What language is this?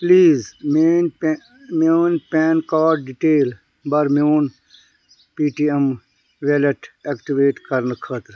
Kashmiri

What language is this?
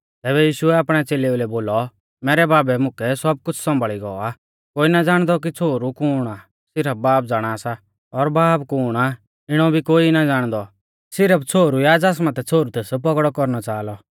Mahasu Pahari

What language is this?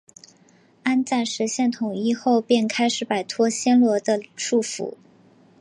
Chinese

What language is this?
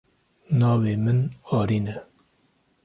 Kurdish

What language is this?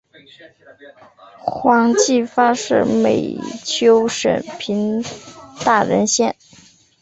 Chinese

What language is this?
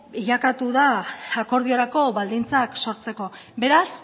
Basque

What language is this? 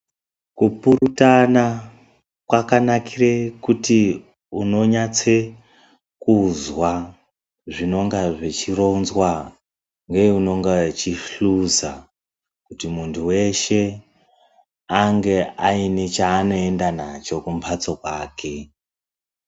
Ndau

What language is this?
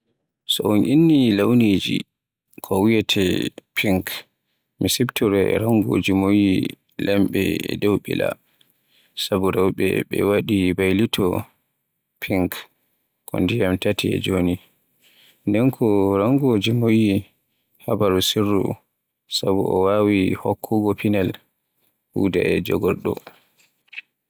Borgu Fulfulde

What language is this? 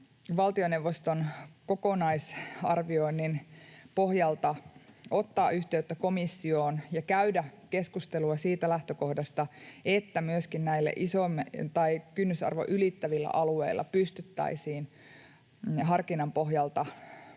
Finnish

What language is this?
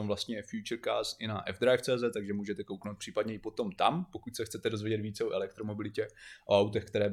Czech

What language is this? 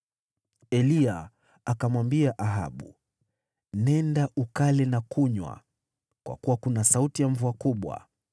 Swahili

